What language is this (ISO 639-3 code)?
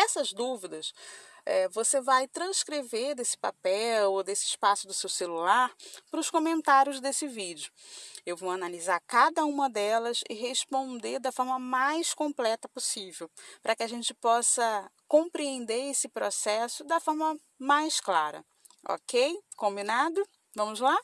por